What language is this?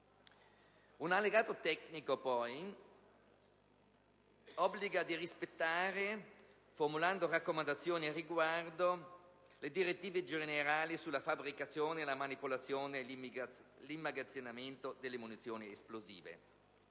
Italian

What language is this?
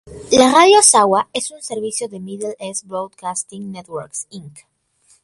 Spanish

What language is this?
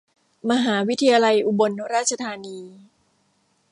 Thai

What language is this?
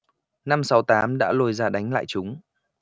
Vietnamese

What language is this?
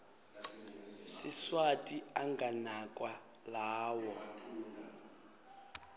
Swati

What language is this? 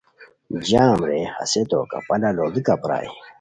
Khowar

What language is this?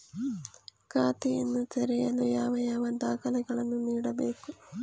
Kannada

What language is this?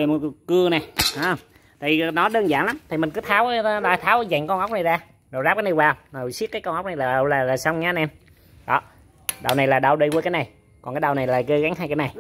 Vietnamese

